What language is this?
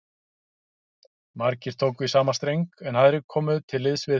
Icelandic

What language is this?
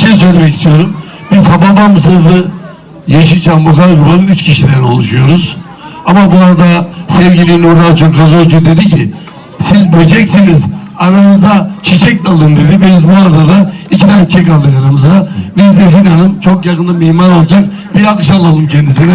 Turkish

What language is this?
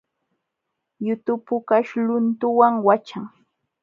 Jauja Wanca Quechua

